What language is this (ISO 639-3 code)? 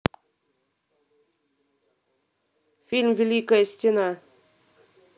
rus